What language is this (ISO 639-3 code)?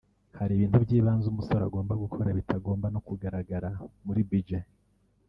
kin